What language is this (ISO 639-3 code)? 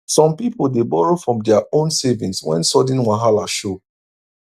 pcm